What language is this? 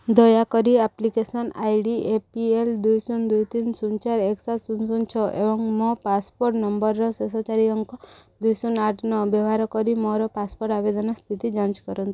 Odia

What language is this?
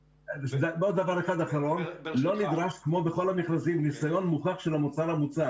Hebrew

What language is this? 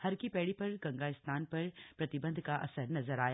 Hindi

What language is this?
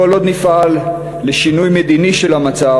Hebrew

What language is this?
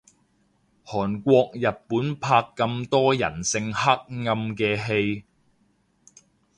Cantonese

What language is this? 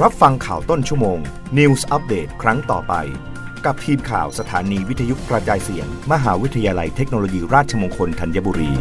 Thai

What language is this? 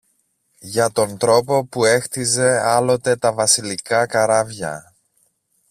Greek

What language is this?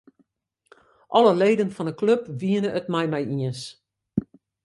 Western Frisian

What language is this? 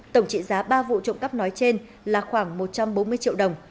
Vietnamese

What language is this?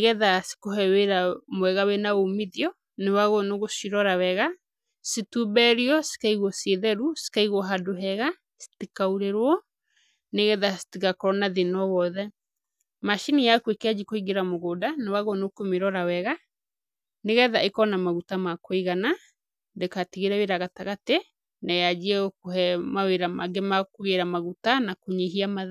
Kikuyu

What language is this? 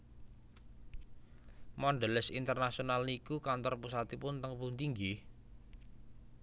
Javanese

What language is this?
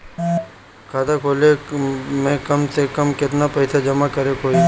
Bhojpuri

